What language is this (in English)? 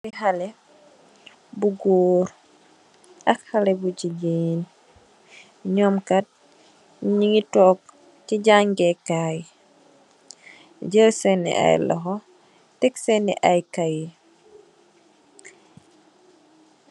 Wolof